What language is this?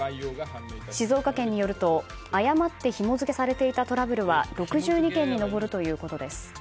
Japanese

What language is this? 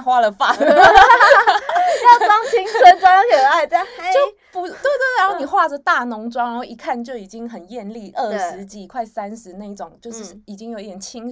Chinese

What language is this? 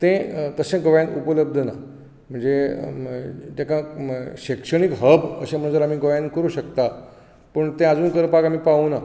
Konkani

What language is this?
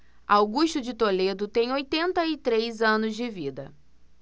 Portuguese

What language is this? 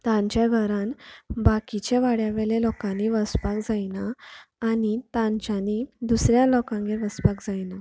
Konkani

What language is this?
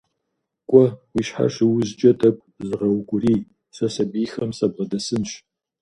Kabardian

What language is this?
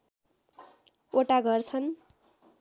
Nepali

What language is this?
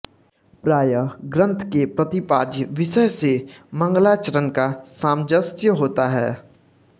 Hindi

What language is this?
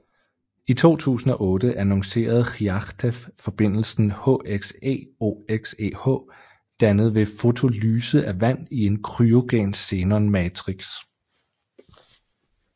Danish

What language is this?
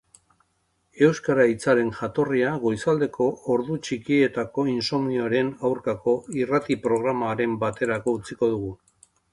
Basque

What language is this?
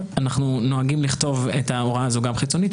Hebrew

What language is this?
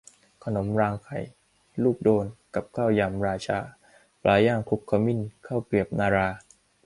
Thai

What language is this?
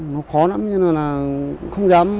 Vietnamese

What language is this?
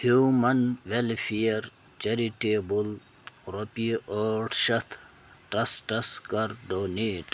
Kashmiri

